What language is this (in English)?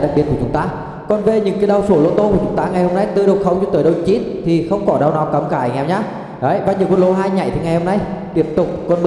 Vietnamese